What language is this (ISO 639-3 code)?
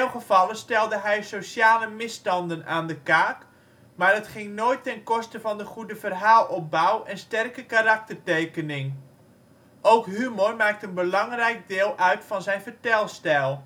nld